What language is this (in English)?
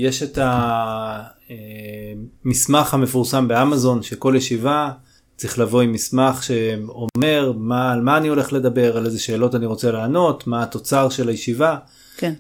Hebrew